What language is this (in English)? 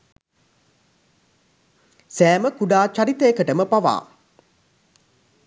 Sinhala